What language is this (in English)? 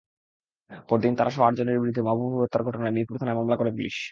Bangla